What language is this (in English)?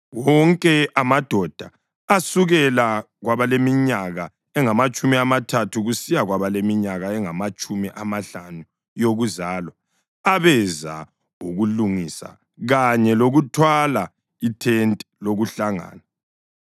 North Ndebele